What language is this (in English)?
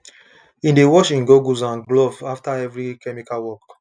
Nigerian Pidgin